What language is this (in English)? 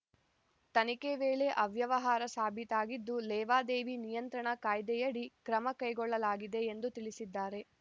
Kannada